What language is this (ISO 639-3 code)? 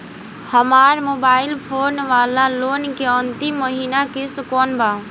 bho